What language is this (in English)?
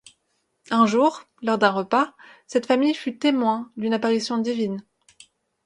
French